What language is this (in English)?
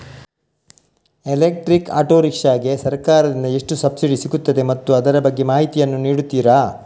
Kannada